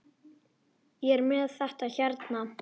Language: Icelandic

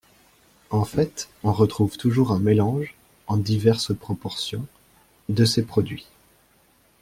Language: French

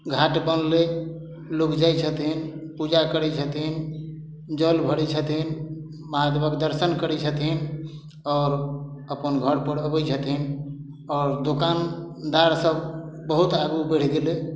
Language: Maithili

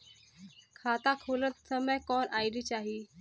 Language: Bhojpuri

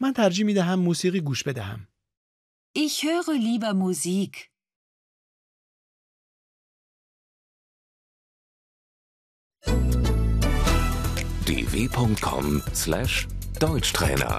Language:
Persian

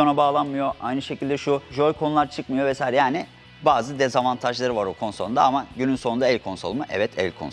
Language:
Turkish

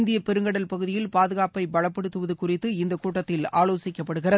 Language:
Tamil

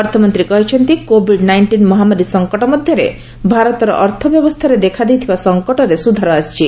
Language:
Odia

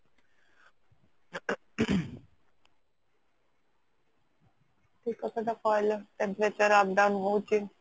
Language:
Odia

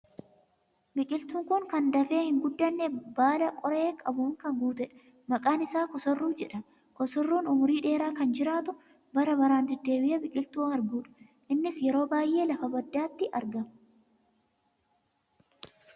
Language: Oromo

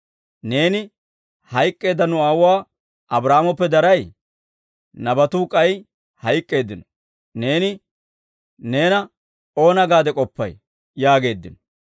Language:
Dawro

